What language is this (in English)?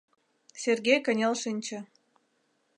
Mari